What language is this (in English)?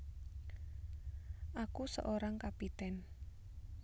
Javanese